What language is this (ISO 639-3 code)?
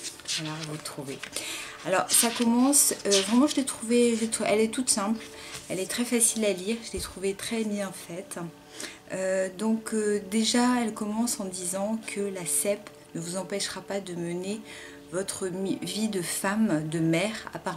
fra